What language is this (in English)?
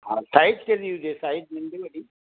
Sindhi